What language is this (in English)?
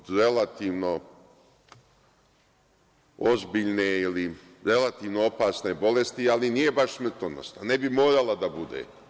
Serbian